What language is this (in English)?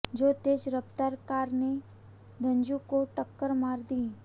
Hindi